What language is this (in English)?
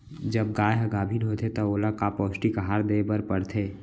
Chhattisgarhi